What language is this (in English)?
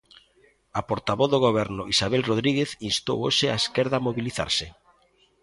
Galician